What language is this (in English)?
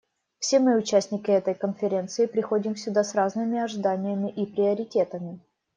Russian